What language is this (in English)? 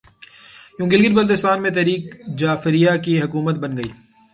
Urdu